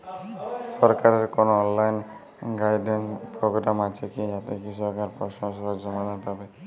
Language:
Bangla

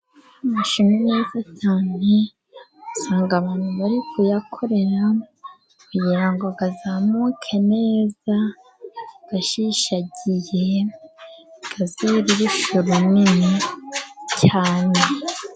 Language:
Kinyarwanda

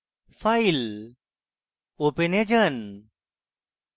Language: Bangla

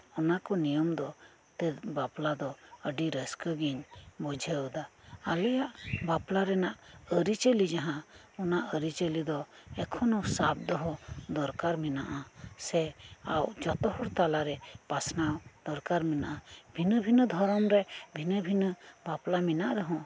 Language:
Santali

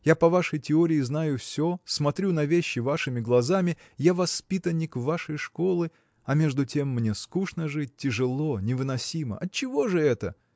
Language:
Russian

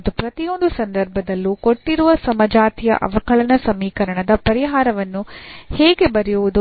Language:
Kannada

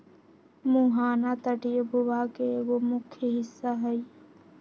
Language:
Magahi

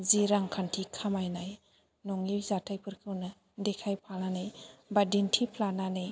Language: Bodo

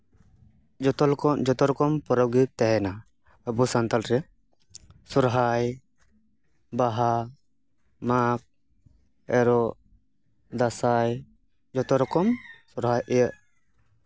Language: Santali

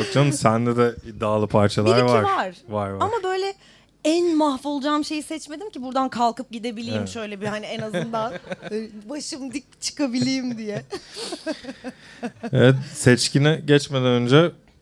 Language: Turkish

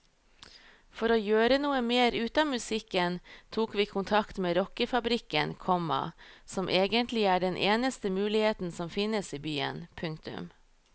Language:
Norwegian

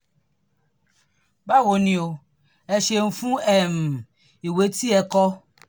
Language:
Yoruba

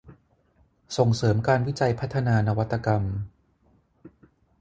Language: Thai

